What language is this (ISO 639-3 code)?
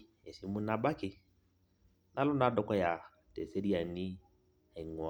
mas